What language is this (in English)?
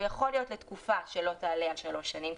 Hebrew